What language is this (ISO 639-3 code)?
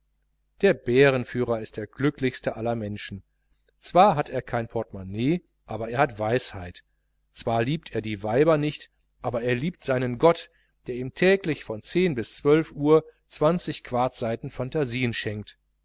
deu